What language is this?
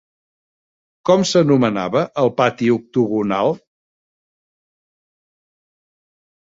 Catalan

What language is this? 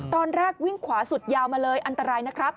Thai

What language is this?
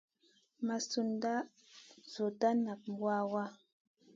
Masana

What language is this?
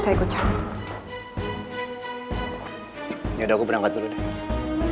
Indonesian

